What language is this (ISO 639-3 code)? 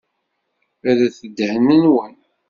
kab